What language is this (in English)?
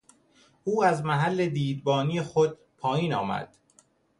Persian